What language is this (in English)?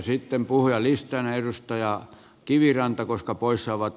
Finnish